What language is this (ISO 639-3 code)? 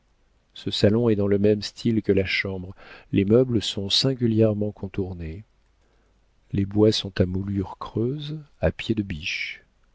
fra